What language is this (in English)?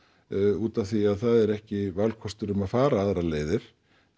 Icelandic